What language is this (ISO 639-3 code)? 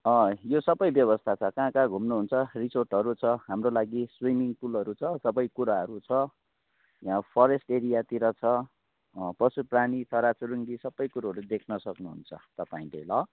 nep